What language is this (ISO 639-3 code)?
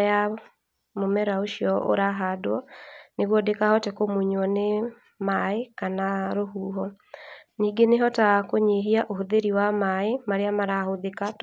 kik